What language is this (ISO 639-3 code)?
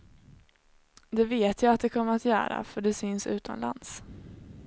swe